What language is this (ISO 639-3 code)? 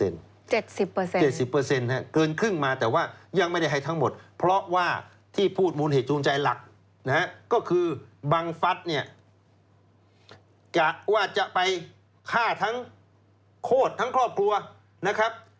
tha